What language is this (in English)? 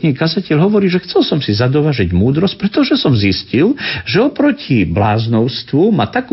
Slovak